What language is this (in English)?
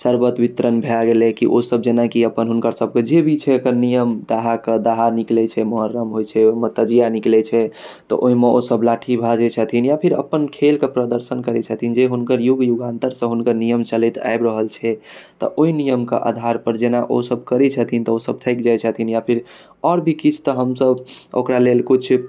Maithili